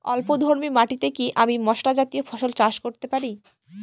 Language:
Bangla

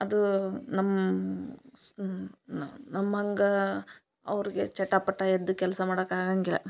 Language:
Kannada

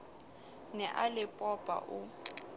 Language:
Southern Sotho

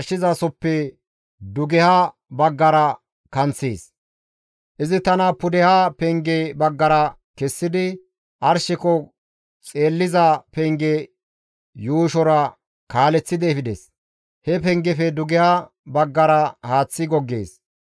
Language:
Gamo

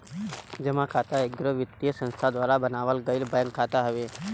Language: Bhojpuri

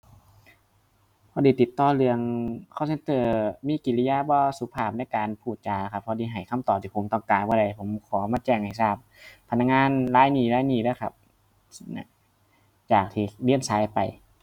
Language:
Thai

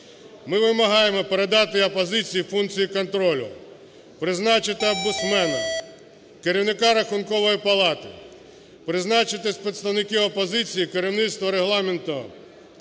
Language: Ukrainian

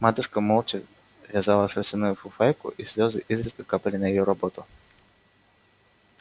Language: Russian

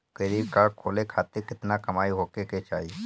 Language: Bhojpuri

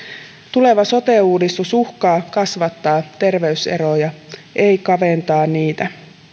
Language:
Finnish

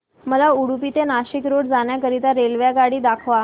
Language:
Marathi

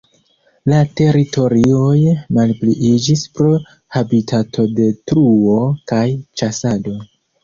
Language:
Esperanto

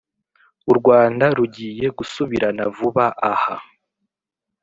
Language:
Kinyarwanda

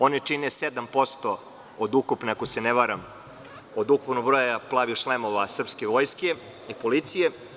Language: Serbian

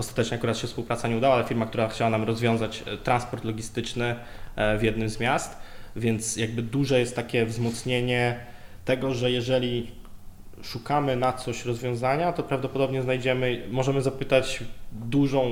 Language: Polish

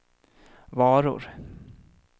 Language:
Swedish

